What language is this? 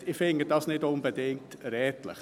Swiss German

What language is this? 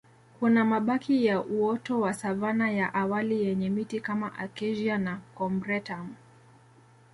Swahili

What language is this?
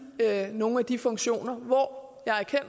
Danish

